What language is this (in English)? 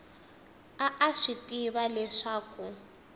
Tsonga